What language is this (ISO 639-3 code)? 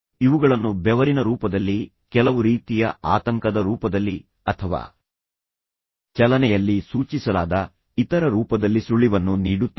kan